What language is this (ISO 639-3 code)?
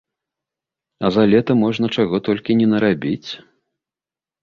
bel